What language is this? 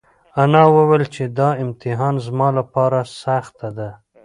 Pashto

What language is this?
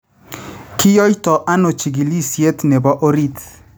Kalenjin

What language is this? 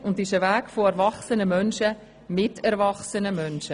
Swiss German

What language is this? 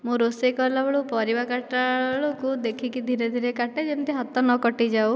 Odia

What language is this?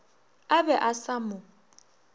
Northern Sotho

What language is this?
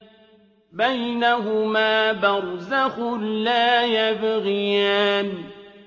Arabic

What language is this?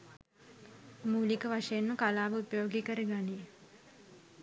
Sinhala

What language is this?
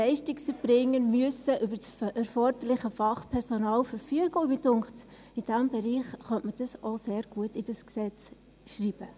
Swiss German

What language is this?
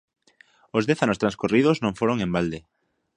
Galician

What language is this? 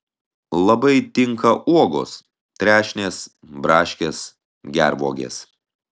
Lithuanian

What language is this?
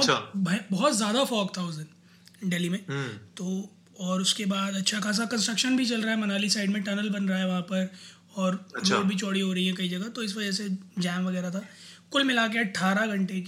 Hindi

